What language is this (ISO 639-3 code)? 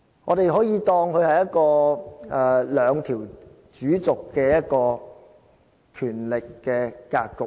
yue